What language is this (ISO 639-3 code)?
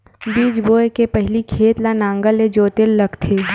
hne